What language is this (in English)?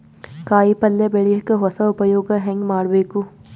Kannada